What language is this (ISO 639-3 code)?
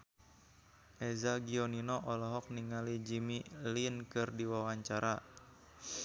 sun